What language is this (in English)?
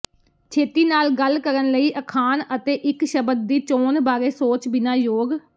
Punjabi